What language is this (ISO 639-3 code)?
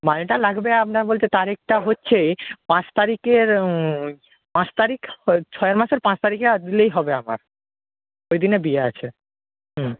ben